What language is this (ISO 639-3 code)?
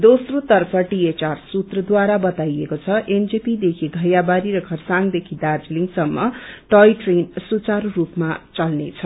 nep